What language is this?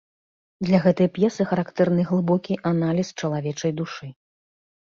Belarusian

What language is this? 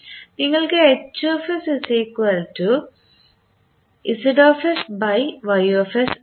Malayalam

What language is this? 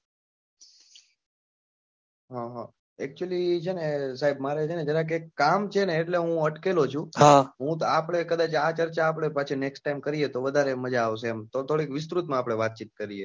Gujarati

